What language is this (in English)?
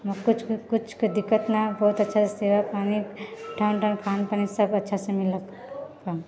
Maithili